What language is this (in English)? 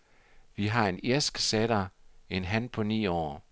Danish